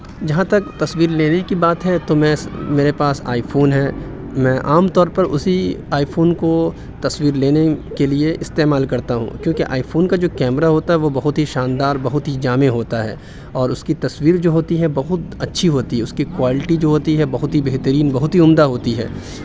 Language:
Urdu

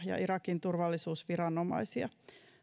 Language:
Finnish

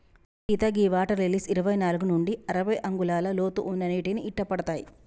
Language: Telugu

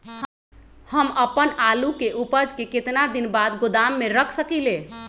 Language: Magahi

